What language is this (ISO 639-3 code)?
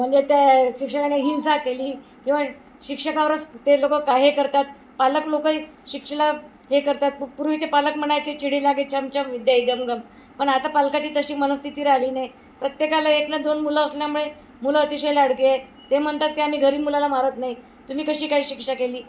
mar